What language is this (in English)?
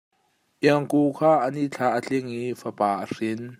Hakha Chin